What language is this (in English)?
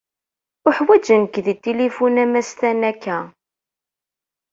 Kabyle